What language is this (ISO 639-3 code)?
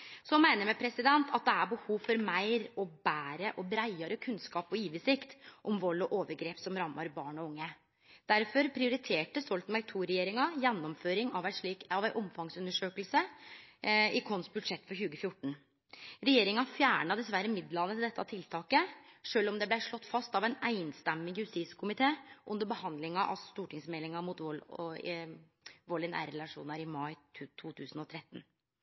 nno